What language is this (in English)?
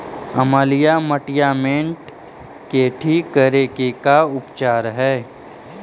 Magahi